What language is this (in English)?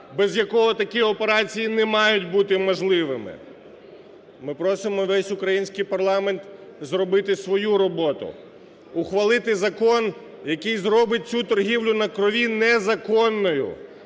Ukrainian